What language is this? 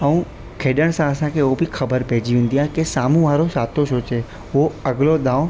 Sindhi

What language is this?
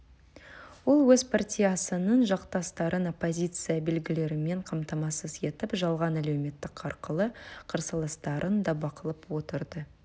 Kazakh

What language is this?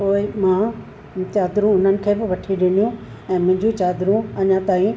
Sindhi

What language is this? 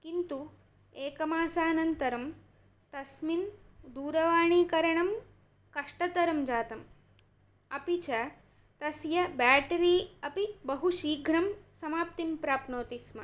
Sanskrit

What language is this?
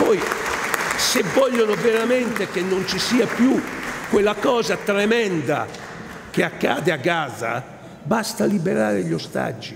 Italian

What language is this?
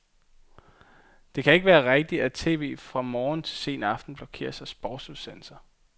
Danish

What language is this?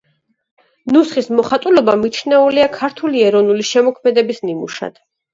Georgian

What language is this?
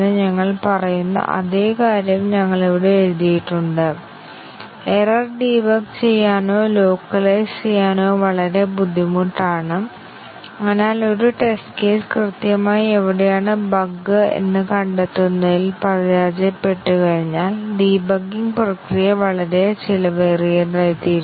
Malayalam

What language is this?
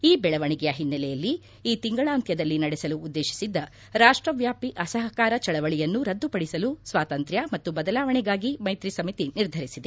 Kannada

